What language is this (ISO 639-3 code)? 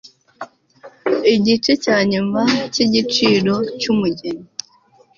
kin